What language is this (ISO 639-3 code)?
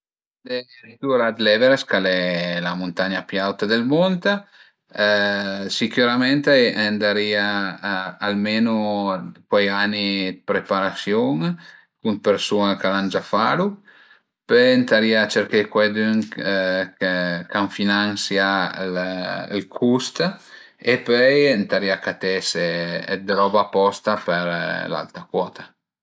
pms